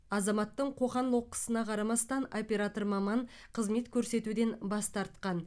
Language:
Kazakh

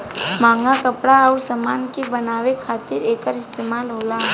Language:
Bhojpuri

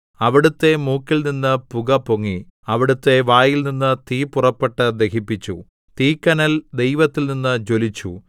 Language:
Malayalam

